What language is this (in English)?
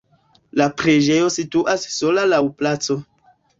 Esperanto